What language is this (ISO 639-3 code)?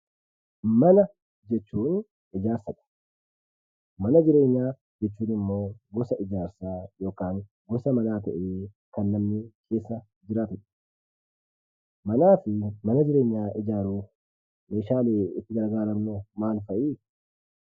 orm